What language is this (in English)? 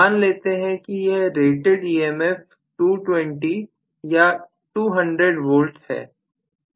Hindi